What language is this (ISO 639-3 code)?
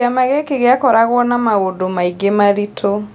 kik